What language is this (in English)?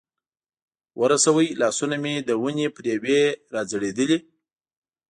Pashto